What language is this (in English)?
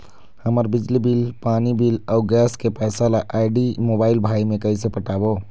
Chhattisgarhi